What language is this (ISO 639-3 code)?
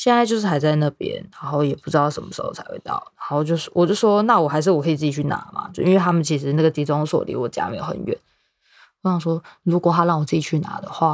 zho